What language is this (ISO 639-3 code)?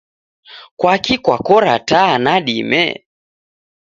dav